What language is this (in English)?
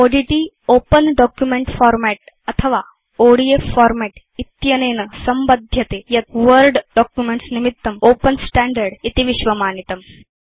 Sanskrit